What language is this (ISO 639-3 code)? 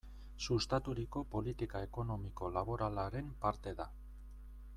eus